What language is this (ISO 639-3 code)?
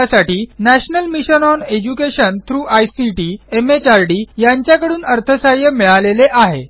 mar